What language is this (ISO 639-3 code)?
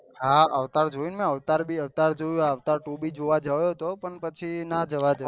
guj